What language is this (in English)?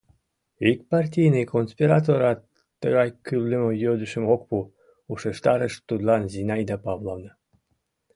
Mari